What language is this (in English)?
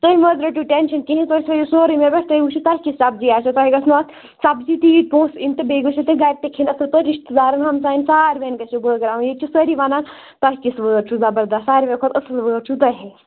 Kashmiri